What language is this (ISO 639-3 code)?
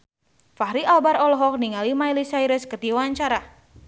sun